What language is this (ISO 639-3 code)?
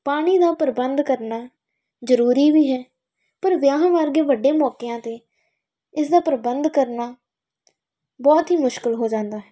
pan